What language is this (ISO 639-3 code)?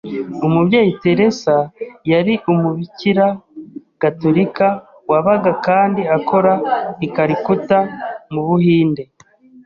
kin